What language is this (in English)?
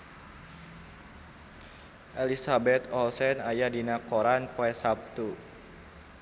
Sundanese